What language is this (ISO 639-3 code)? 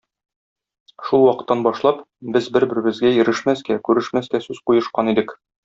tat